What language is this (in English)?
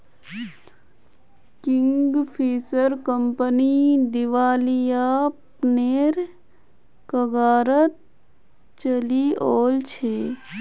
Magahi